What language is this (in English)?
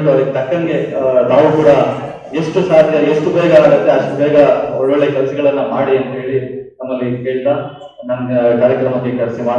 Indonesian